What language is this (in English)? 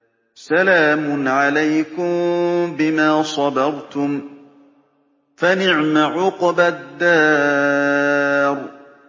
Arabic